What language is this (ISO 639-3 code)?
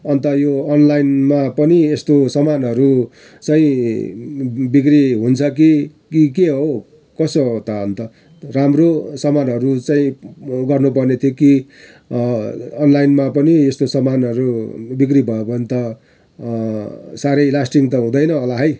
nep